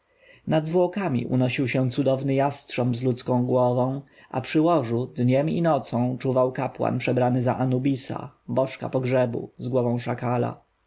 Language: Polish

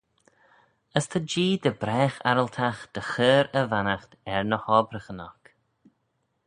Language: Manx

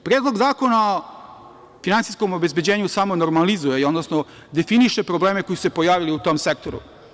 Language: Serbian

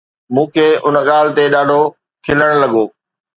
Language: Sindhi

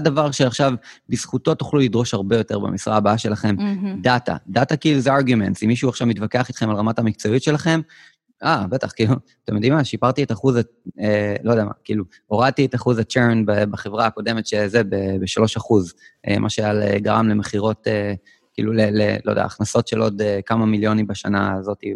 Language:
Hebrew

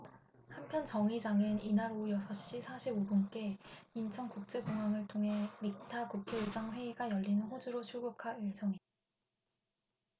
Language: Korean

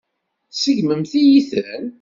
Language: Kabyle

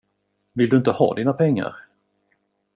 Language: Swedish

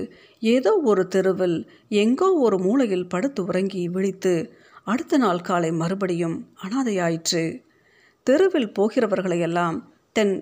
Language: Tamil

